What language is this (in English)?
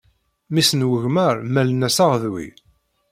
Kabyle